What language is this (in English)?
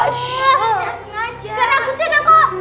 Indonesian